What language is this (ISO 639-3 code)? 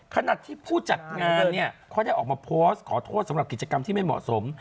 tha